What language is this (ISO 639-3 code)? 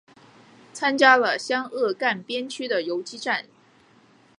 zho